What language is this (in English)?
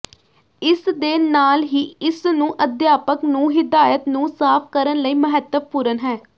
Punjabi